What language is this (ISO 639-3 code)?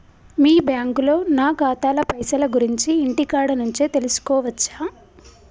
tel